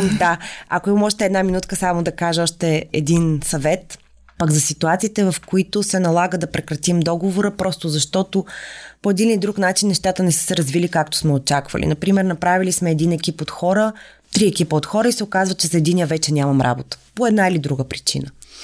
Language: Bulgarian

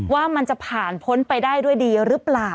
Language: Thai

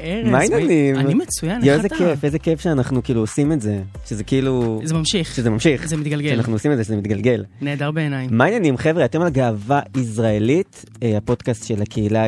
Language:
Hebrew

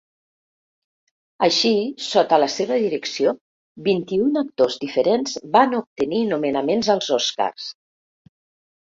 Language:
Catalan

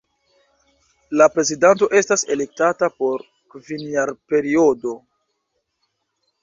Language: Esperanto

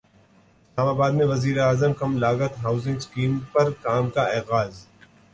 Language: Urdu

